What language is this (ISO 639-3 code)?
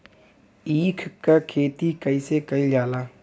bho